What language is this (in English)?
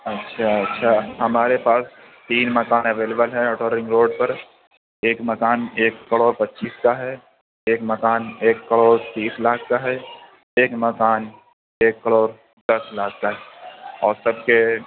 Urdu